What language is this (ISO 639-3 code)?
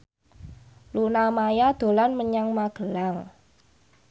jav